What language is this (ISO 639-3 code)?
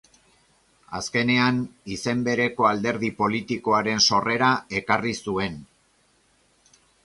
eus